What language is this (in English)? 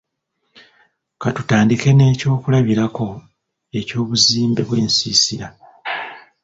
Ganda